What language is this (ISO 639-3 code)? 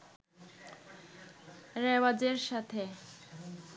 ben